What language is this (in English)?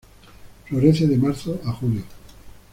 Spanish